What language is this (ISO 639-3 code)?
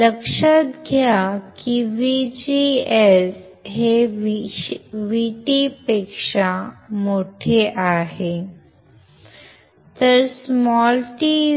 mar